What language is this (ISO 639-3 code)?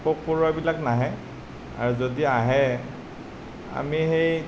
asm